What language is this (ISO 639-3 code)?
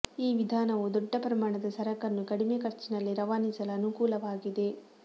kan